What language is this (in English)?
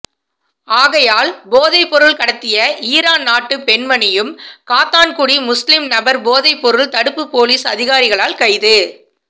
Tamil